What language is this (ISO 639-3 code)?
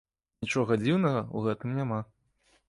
bel